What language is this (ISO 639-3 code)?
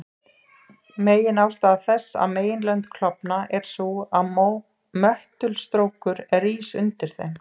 isl